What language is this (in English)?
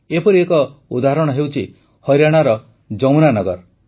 Odia